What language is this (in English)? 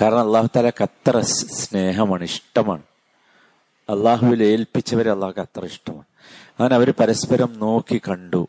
Malayalam